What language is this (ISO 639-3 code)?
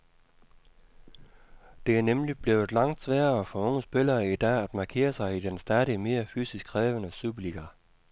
dan